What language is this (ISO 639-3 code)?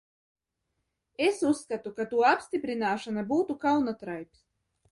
lav